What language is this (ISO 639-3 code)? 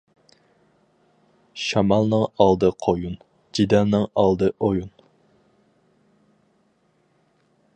uig